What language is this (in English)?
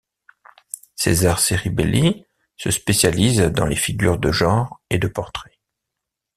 French